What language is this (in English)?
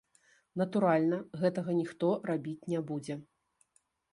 Belarusian